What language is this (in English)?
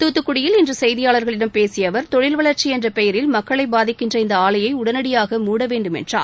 Tamil